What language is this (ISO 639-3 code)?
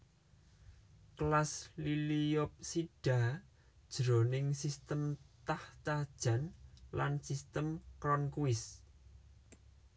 jav